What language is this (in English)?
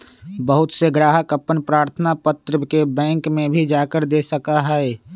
Magahi